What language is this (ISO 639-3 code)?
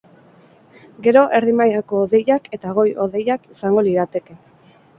eus